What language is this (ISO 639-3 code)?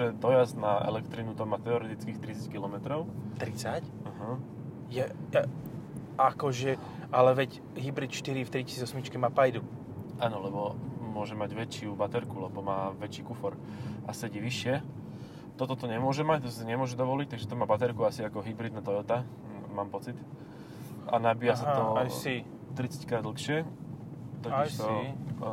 slk